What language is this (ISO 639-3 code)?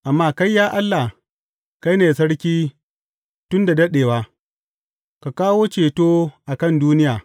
hau